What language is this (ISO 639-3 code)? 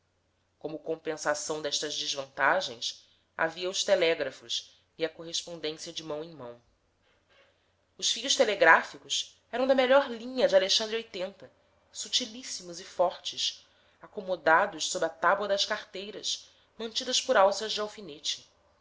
por